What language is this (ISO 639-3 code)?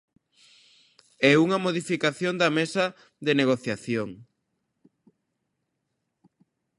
glg